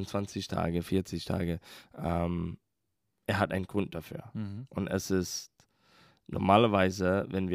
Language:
German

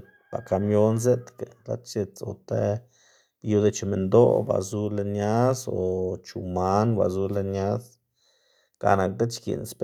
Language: Xanaguía Zapotec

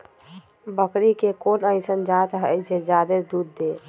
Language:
Magahi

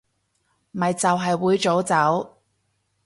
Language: Cantonese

